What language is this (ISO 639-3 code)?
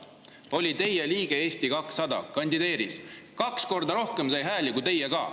est